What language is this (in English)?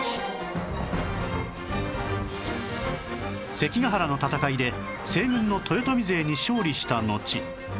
Japanese